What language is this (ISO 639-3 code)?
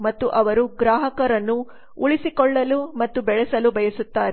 kan